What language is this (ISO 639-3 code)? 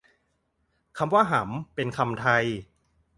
tha